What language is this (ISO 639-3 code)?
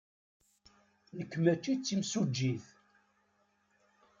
kab